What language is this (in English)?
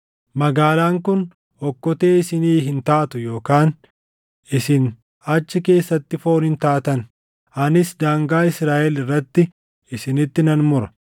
Oromo